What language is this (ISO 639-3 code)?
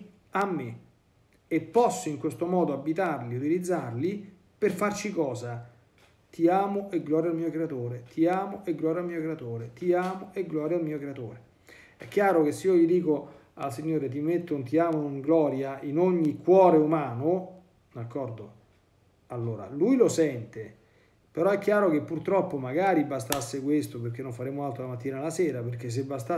ita